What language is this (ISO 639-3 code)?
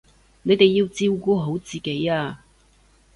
yue